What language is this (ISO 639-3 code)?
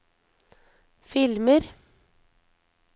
nor